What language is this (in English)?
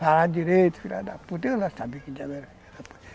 Portuguese